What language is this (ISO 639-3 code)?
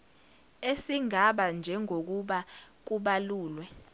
zul